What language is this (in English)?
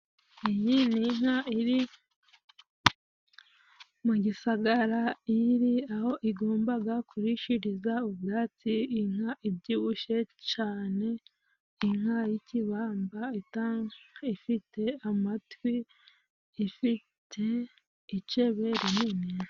Kinyarwanda